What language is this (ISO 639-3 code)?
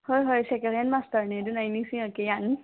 mni